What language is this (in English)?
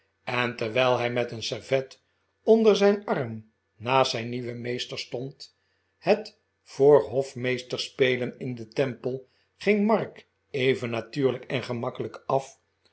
Dutch